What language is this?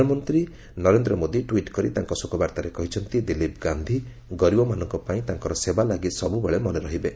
Odia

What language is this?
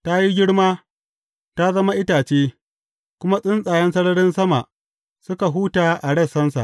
Hausa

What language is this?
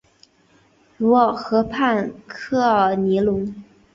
Chinese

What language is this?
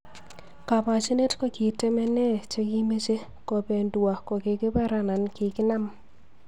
Kalenjin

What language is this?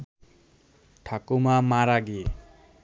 Bangla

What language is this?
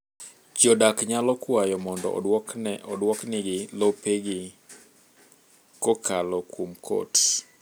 Luo (Kenya and Tanzania)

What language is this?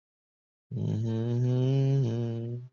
Chinese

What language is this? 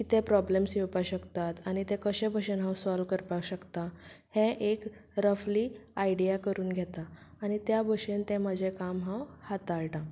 Konkani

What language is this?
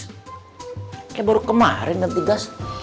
Indonesian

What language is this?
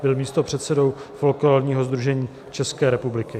Czech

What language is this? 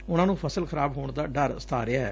Punjabi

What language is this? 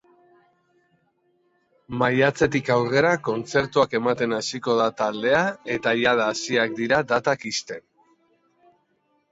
Basque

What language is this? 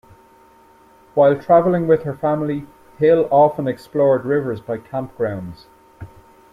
English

